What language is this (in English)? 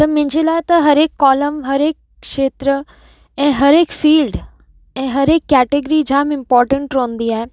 Sindhi